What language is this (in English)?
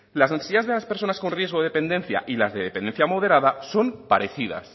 Spanish